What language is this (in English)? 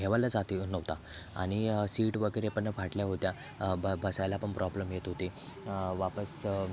Marathi